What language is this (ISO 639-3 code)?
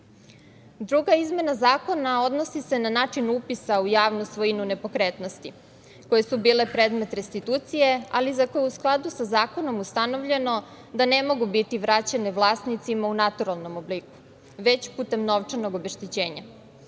srp